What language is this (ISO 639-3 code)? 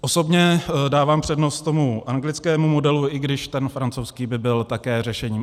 ces